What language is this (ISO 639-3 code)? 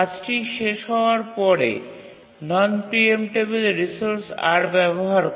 ben